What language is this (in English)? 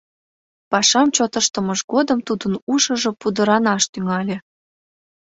Mari